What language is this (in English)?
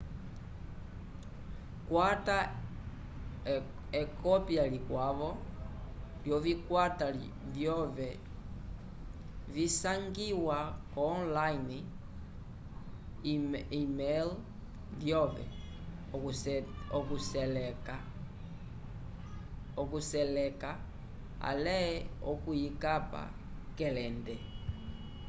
Umbundu